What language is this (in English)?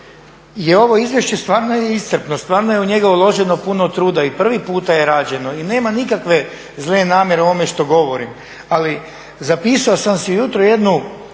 Croatian